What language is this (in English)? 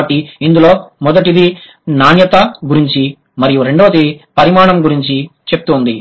Telugu